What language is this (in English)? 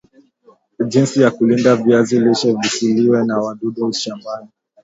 Swahili